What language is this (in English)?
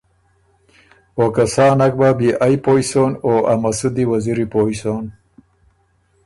Ormuri